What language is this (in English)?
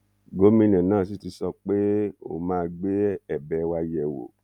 Yoruba